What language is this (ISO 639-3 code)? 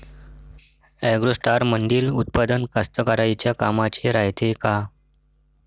mar